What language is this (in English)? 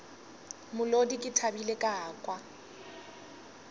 Northern Sotho